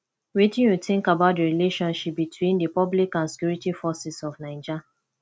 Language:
Nigerian Pidgin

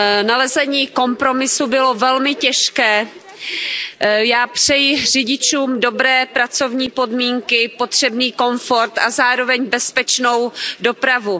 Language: Czech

